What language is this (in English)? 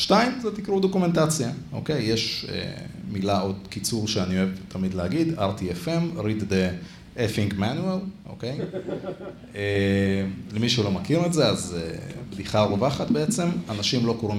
Hebrew